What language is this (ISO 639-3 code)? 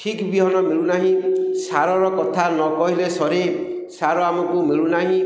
ori